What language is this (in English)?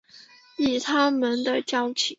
Chinese